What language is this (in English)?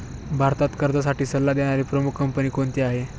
Marathi